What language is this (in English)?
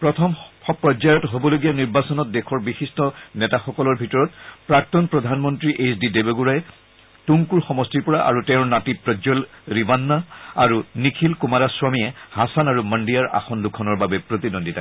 Assamese